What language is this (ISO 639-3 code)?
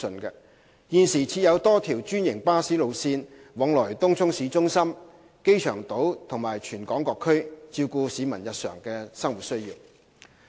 yue